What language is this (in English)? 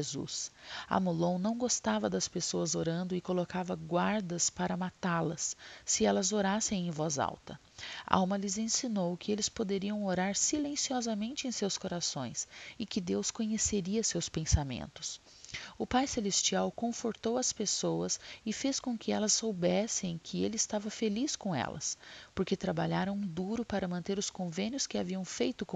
Portuguese